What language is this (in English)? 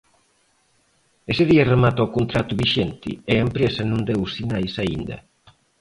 Galician